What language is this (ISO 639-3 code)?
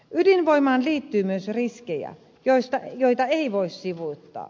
fin